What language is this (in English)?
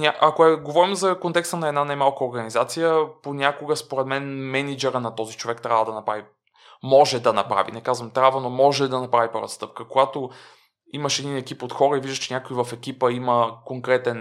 Bulgarian